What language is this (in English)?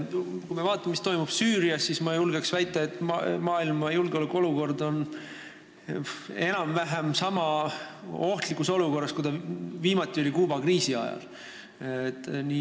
Estonian